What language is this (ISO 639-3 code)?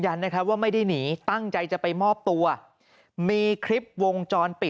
tha